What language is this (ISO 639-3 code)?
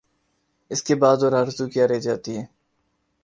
urd